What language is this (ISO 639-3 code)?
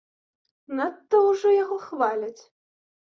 bel